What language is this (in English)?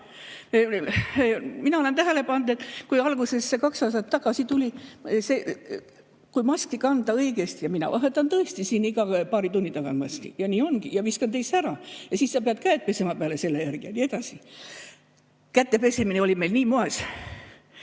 Estonian